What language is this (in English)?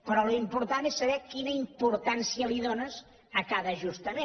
Catalan